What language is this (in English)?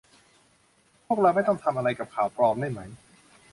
Thai